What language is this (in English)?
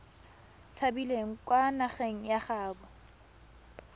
Tswana